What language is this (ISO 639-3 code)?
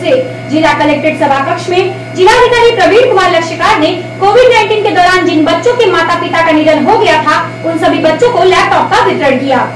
hin